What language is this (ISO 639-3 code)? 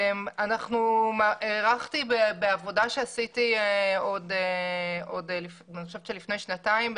heb